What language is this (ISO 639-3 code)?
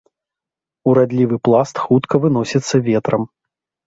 bel